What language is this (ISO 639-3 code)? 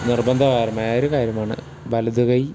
mal